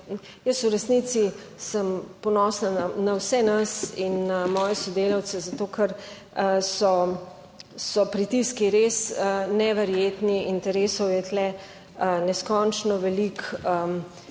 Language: Slovenian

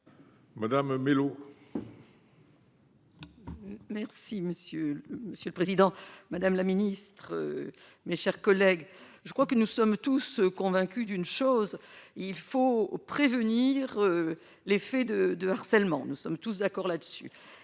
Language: French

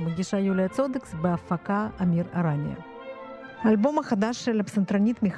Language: Hebrew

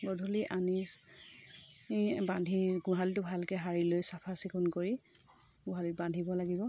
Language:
Assamese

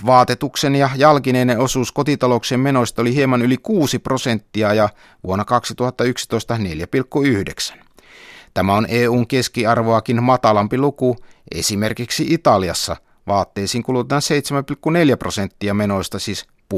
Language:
Finnish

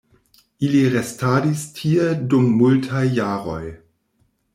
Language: Esperanto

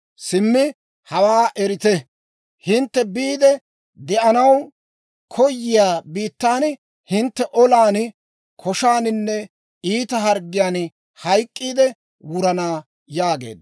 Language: Dawro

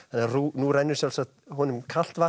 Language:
Icelandic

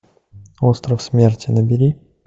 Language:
Russian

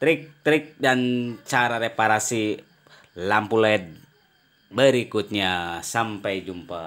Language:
Indonesian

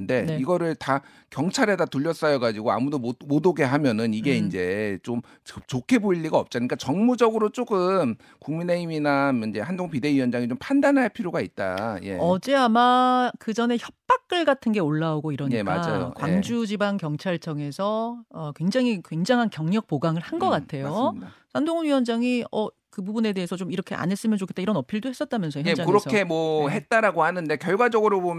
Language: Korean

